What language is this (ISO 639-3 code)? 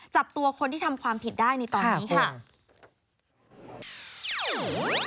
tha